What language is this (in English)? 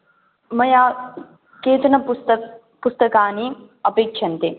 Sanskrit